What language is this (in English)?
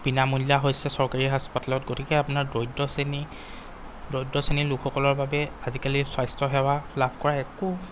Assamese